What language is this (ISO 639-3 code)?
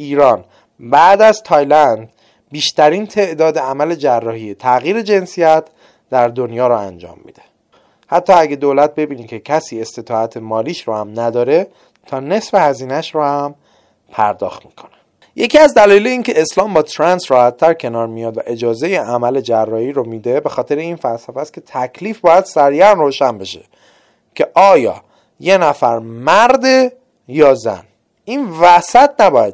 fas